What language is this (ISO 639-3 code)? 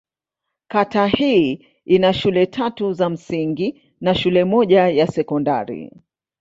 swa